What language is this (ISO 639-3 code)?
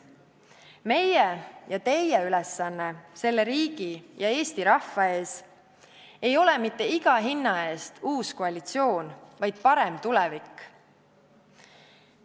est